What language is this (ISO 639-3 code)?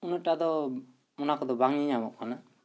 sat